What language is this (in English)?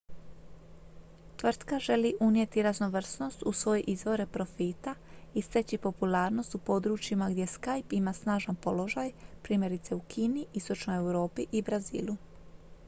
Croatian